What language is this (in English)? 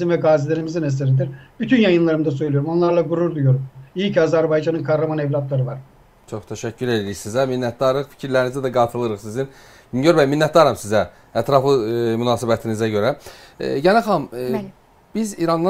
Turkish